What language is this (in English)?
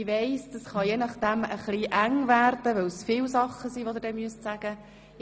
Swiss German